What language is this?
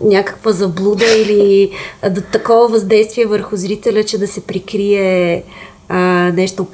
Bulgarian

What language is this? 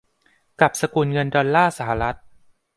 Thai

